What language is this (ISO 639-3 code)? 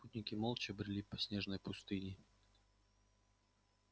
rus